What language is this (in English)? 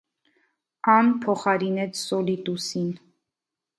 Armenian